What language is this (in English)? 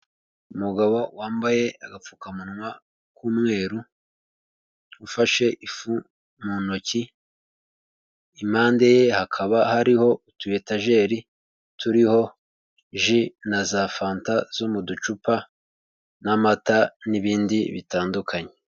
Kinyarwanda